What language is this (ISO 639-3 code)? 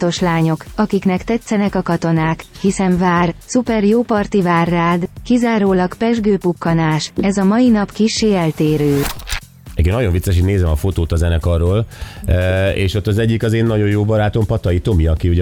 hun